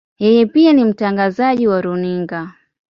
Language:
Swahili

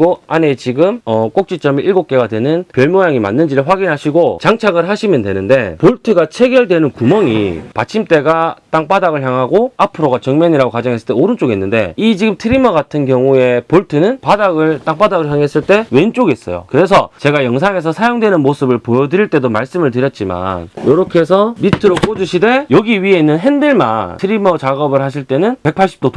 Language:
Korean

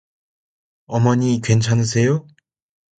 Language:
Korean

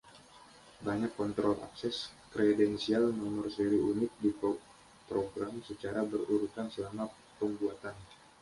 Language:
Indonesian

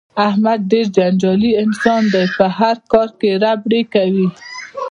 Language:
Pashto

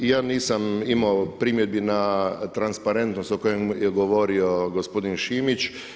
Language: Croatian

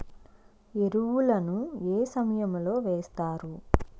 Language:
Telugu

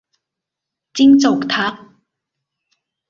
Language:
Thai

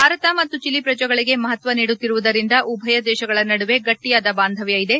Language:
Kannada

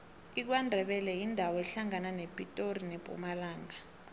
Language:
South Ndebele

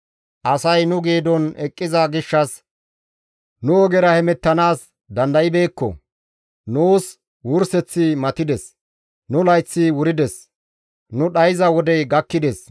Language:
Gamo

